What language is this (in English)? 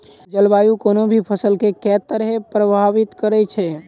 Maithili